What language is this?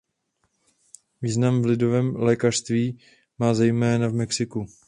Czech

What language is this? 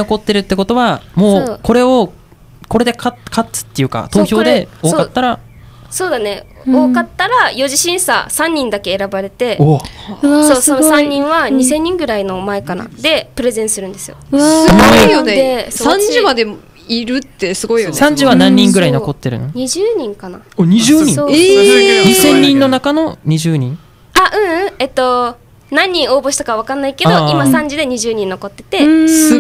Japanese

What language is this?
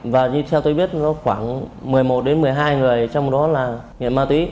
Vietnamese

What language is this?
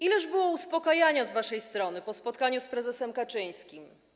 Polish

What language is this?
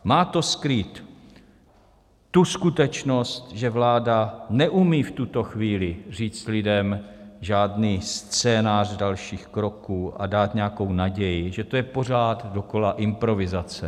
Czech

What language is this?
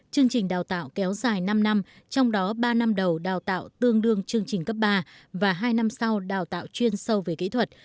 Vietnamese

